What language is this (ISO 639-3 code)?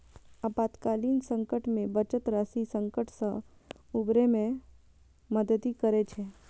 mai